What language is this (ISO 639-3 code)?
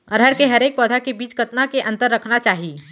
hne